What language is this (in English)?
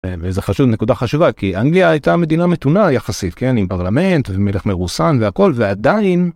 Hebrew